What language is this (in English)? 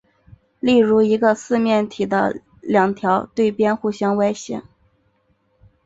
Chinese